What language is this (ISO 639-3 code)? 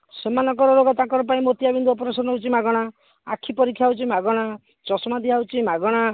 ori